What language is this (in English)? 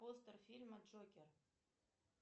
Russian